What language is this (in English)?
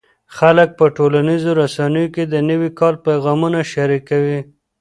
Pashto